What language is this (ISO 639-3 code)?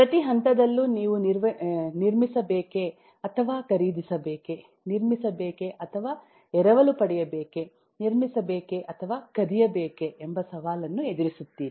kan